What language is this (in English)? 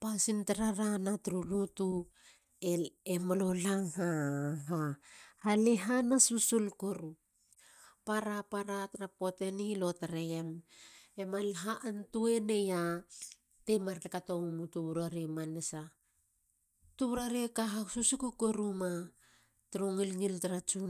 Halia